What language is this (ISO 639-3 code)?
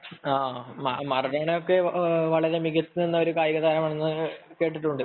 mal